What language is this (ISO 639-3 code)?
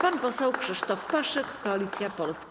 pol